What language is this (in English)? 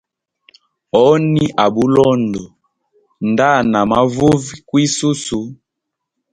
Hemba